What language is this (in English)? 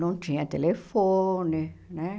Portuguese